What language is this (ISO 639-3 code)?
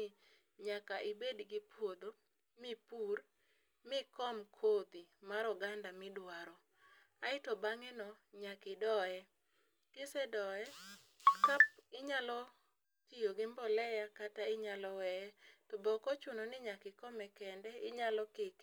luo